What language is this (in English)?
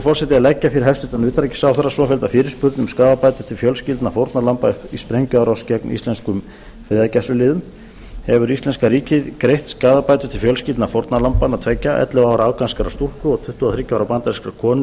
Icelandic